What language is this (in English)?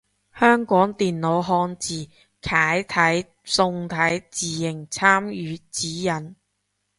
Cantonese